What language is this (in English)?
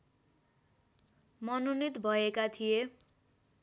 Nepali